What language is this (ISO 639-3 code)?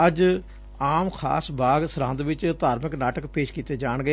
pan